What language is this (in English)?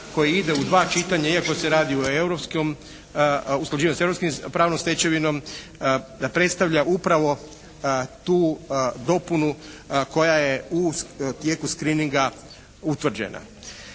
Croatian